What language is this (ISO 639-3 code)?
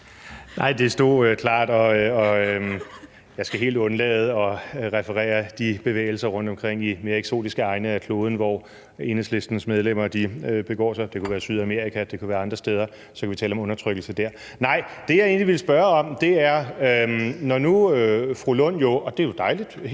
dan